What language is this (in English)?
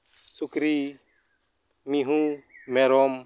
Santali